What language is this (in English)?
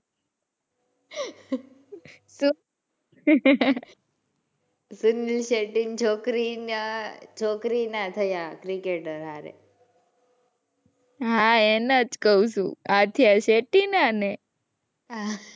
Gujarati